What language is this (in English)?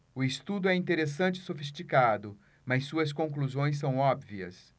Portuguese